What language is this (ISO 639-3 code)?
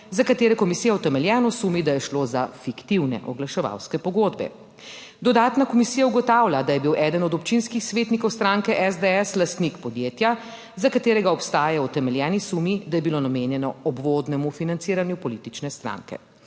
slv